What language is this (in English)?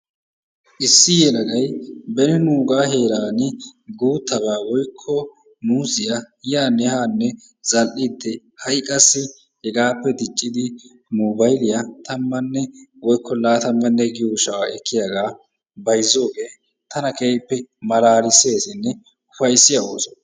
Wolaytta